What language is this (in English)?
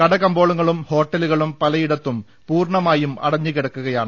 Malayalam